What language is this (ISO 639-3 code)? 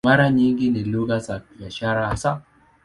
swa